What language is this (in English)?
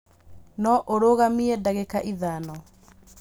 Kikuyu